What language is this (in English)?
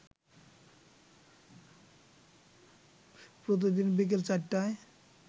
Bangla